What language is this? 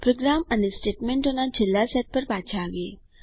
Gujarati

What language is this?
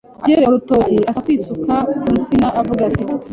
Kinyarwanda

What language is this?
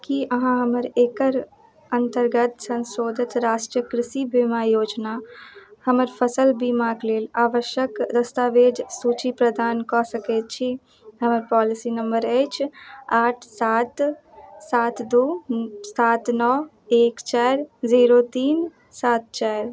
Maithili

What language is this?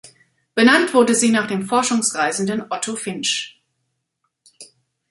German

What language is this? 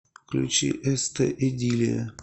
Russian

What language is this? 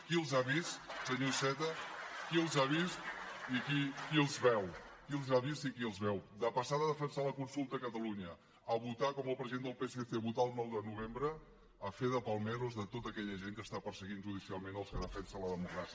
Catalan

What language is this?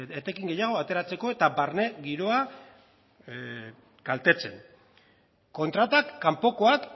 Basque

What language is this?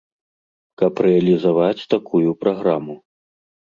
Belarusian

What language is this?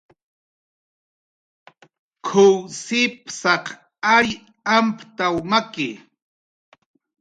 Jaqaru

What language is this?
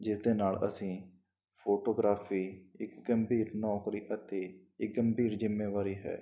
Punjabi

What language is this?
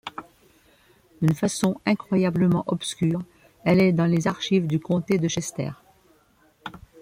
French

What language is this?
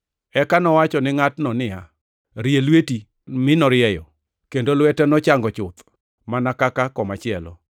Luo (Kenya and Tanzania)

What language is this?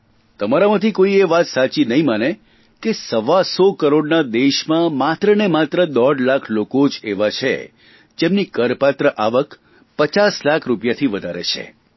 Gujarati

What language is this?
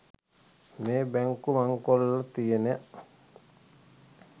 Sinhala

